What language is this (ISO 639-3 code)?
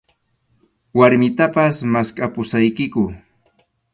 qxu